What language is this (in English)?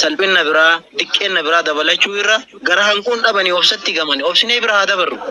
Arabic